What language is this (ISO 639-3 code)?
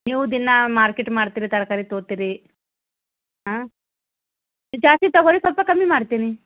kan